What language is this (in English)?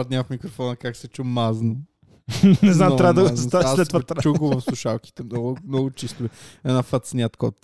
Bulgarian